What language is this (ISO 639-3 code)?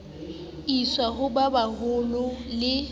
sot